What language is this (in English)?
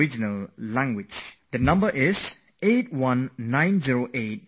English